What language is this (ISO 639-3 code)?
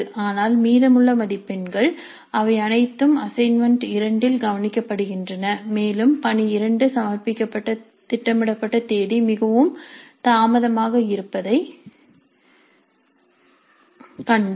tam